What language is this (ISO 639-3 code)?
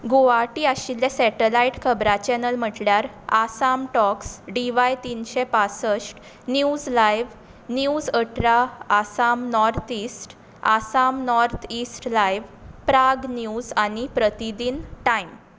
kok